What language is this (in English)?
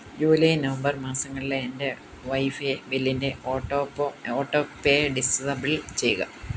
Malayalam